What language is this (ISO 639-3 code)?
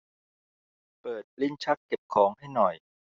tha